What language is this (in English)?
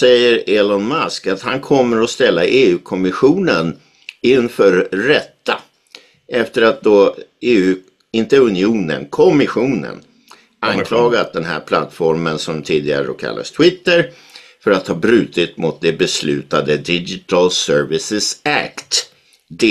Swedish